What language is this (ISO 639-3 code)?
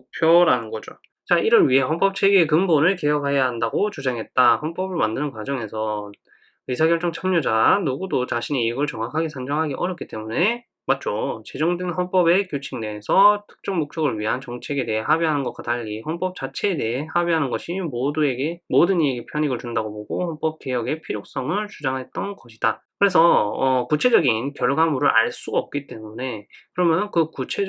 kor